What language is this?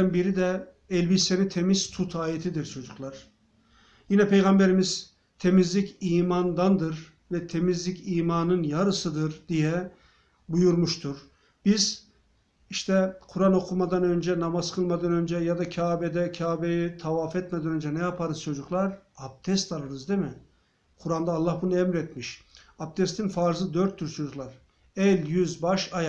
Turkish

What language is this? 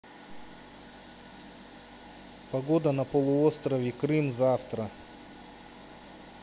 Russian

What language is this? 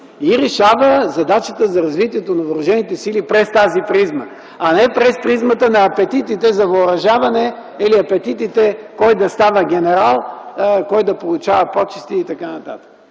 Bulgarian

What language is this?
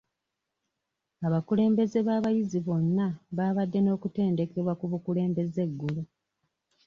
Ganda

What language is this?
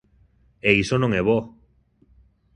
Galician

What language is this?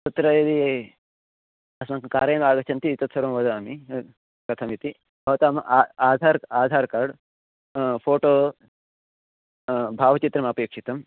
Sanskrit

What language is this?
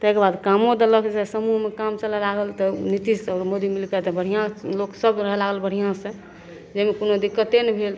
Maithili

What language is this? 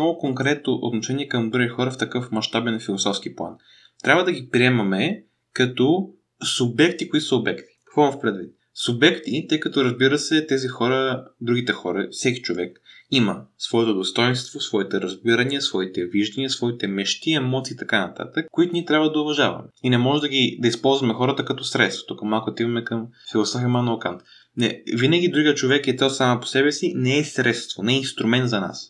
Bulgarian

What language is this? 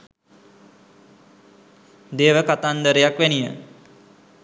Sinhala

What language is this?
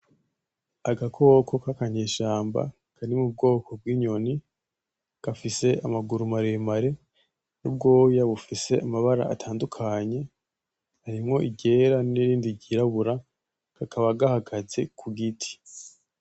Rundi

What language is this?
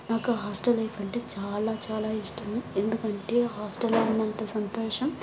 Telugu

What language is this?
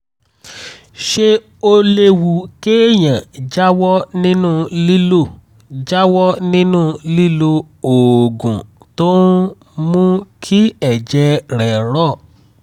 Yoruba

